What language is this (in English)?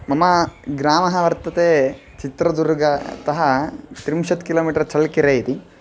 Sanskrit